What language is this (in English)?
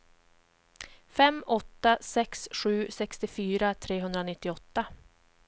Swedish